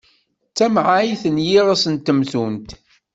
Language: Kabyle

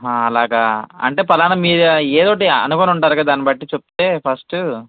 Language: Telugu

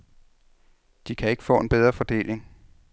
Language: Danish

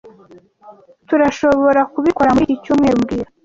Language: Kinyarwanda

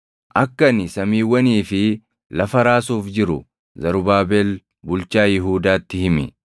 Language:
Oromo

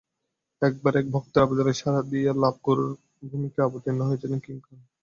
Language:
Bangla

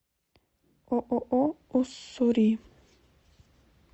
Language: Russian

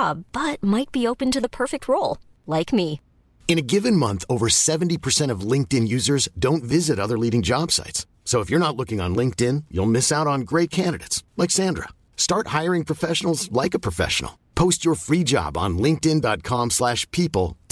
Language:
French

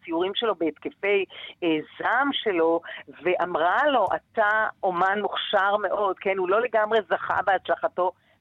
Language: Hebrew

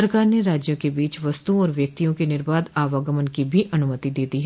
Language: Hindi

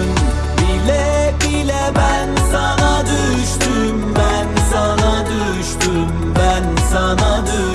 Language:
Turkish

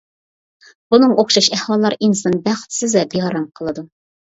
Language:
Uyghur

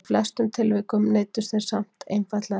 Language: Icelandic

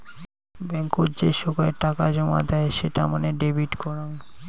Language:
Bangla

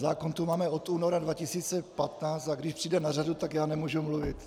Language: Czech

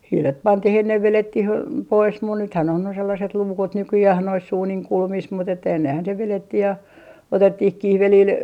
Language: Finnish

